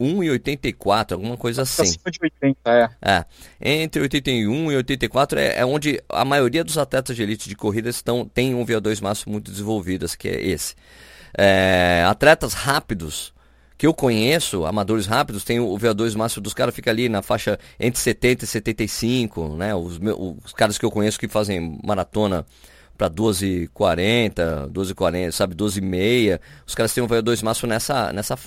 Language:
Portuguese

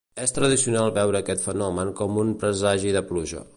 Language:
Catalan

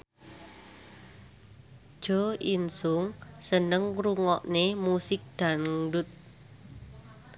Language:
Javanese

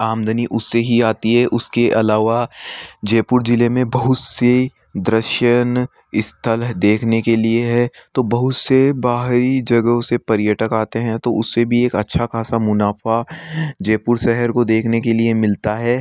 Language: Hindi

